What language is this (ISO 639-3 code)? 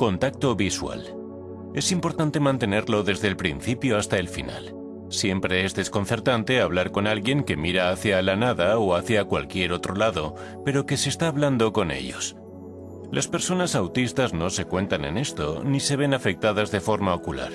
spa